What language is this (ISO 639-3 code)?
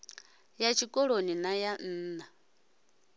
ven